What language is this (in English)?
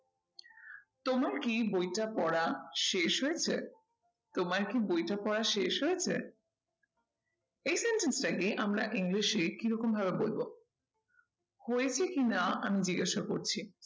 Bangla